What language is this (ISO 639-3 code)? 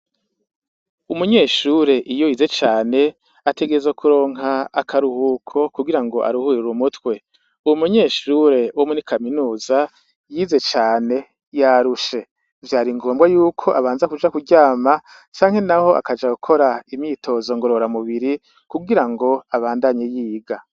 run